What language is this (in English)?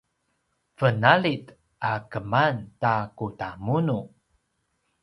Paiwan